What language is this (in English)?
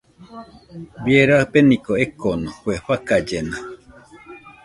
Nüpode Huitoto